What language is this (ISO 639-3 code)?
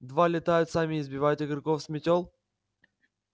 rus